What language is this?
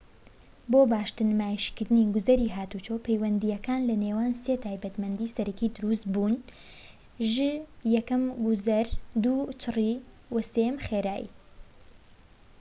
Central Kurdish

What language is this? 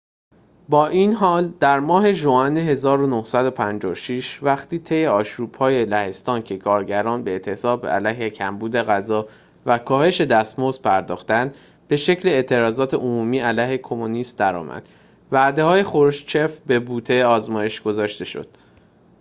Persian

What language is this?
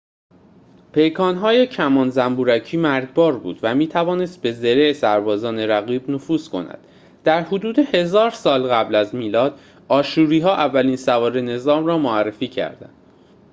Persian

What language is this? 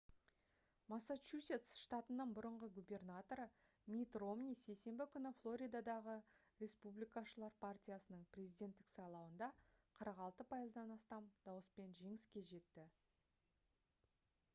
Kazakh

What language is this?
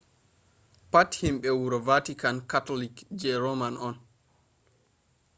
Fula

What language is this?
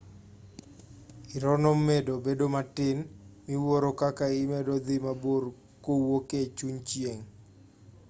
Luo (Kenya and Tanzania)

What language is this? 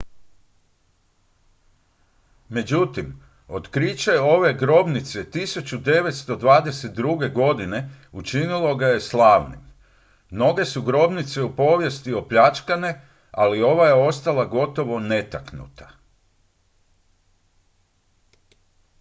Croatian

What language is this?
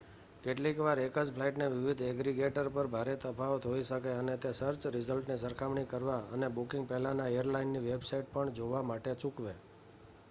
Gujarati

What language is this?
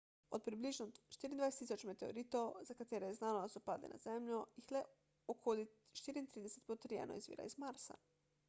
Slovenian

